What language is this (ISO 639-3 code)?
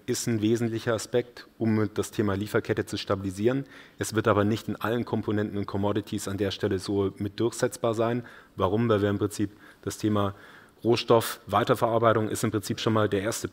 deu